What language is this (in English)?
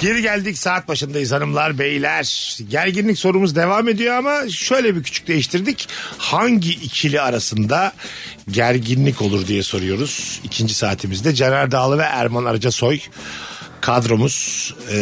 Turkish